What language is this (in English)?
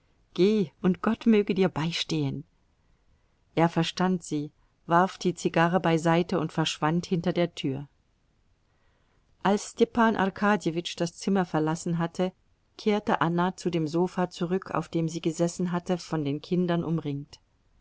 German